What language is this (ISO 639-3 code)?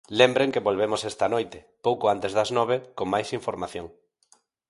glg